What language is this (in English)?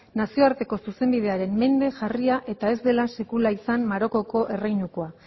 Basque